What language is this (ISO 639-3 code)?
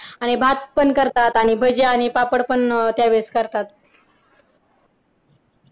mar